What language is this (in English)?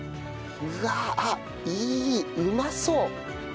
Japanese